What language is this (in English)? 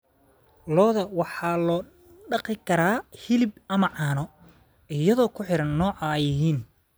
Somali